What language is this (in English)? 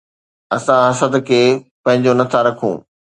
Sindhi